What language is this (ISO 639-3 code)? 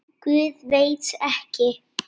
isl